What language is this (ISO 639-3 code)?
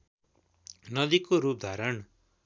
nep